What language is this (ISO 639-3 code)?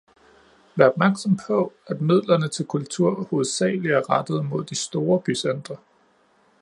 dan